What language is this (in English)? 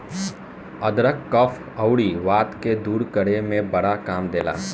Bhojpuri